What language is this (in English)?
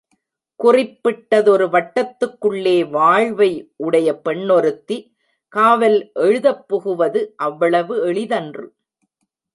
Tamil